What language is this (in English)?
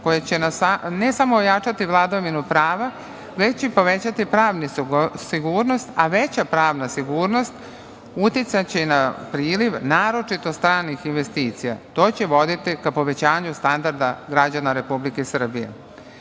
Serbian